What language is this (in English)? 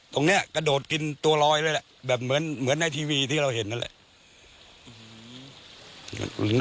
Thai